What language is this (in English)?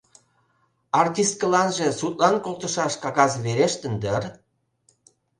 Mari